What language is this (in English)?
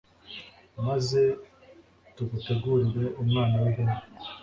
Kinyarwanda